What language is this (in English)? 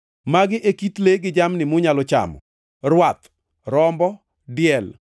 Luo (Kenya and Tanzania)